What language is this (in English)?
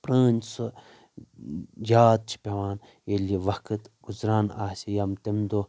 Kashmiri